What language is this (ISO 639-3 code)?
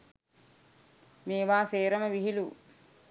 sin